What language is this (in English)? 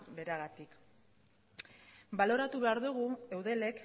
Basque